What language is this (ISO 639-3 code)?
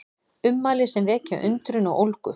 isl